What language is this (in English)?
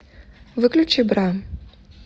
Russian